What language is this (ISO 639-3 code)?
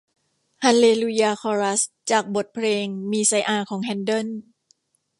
tha